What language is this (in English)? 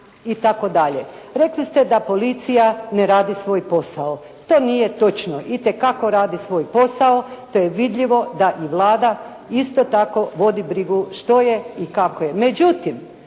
Croatian